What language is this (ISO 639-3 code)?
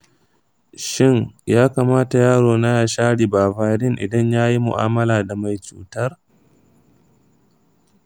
hau